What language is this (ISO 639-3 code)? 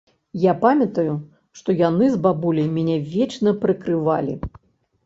bel